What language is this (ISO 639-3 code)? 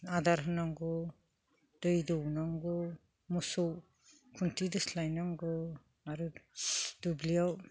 brx